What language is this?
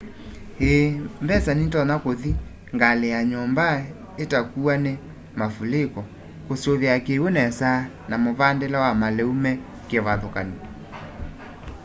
Kamba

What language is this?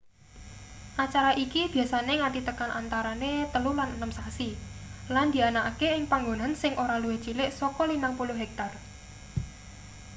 Javanese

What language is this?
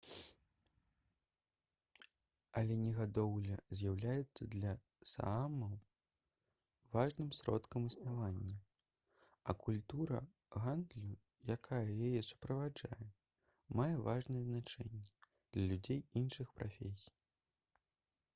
Belarusian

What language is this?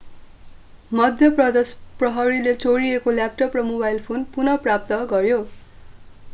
Nepali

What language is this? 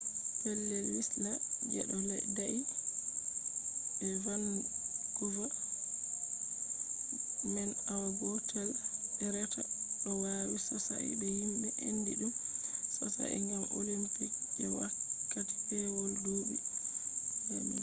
Fula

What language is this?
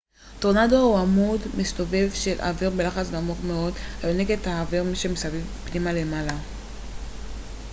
Hebrew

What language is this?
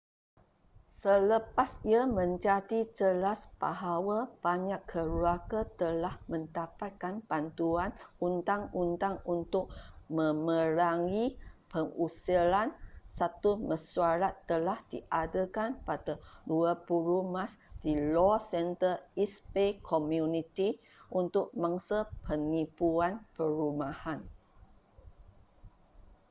Malay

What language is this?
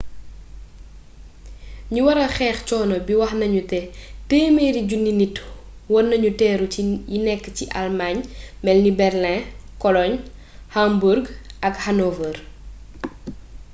Wolof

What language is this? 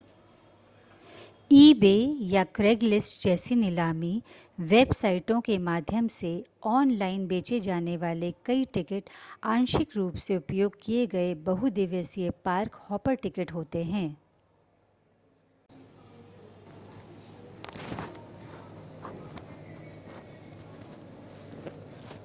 Hindi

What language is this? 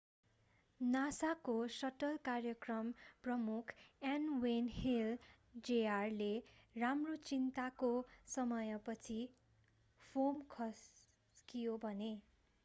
Nepali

